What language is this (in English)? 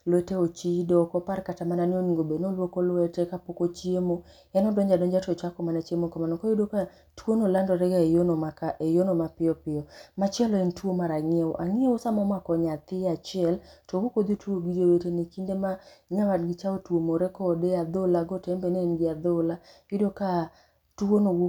Luo (Kenya and Tanzania)